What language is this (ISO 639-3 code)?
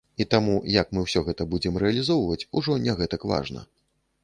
bel